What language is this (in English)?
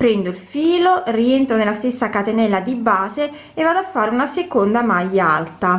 Italian